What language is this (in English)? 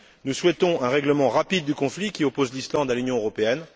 French